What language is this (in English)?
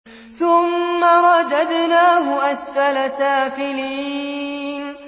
Arabic